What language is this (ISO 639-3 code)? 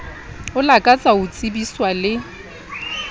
sot